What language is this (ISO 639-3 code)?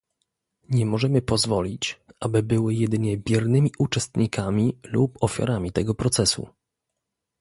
pol